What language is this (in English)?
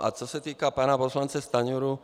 Czech